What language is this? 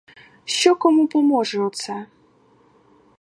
Ukrainian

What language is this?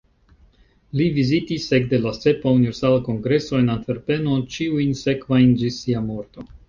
Esperanto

